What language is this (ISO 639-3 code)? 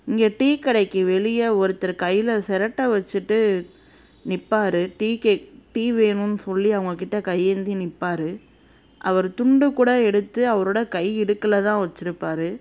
tam